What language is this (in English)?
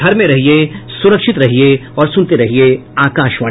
Hindi